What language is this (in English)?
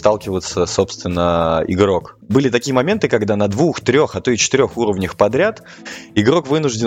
Russian